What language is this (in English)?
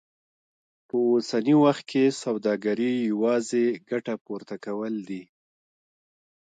Pashto